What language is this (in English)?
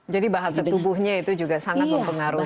Indonesian